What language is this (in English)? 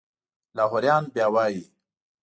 Pashto